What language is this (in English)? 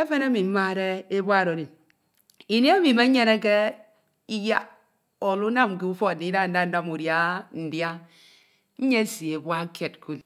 Ito